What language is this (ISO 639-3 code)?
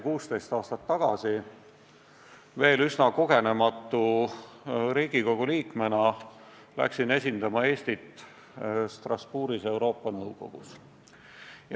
est